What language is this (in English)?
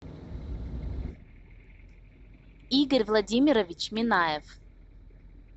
Russian